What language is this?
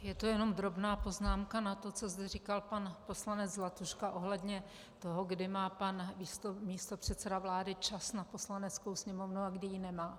Czech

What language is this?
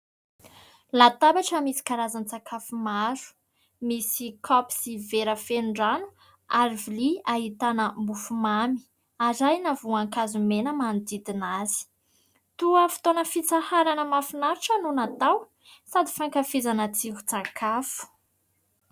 Malagasy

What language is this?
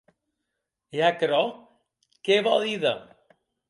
Occitan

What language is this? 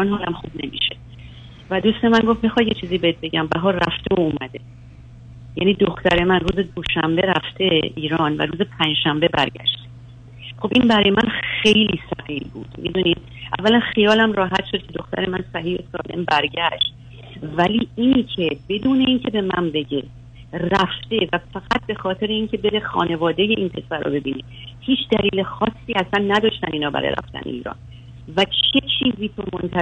Persian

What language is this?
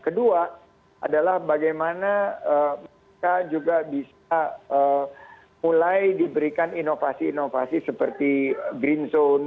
Indonesian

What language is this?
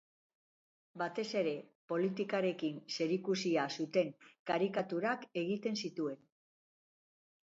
Basque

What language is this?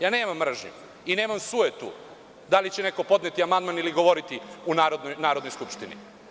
Serbian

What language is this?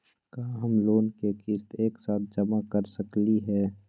Magahi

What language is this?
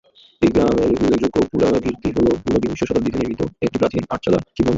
Bangla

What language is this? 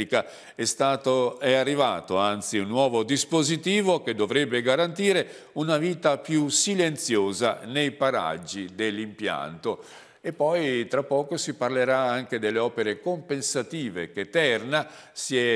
Italian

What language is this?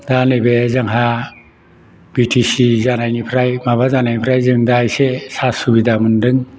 Bodo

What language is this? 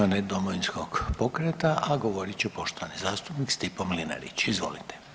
Croatian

